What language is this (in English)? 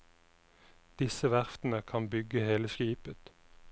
Norwegian